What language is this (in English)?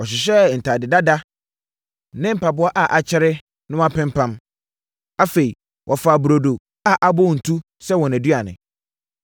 Akan